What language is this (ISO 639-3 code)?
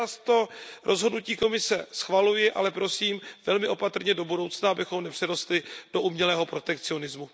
ces